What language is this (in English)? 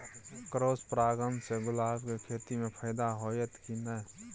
Maithili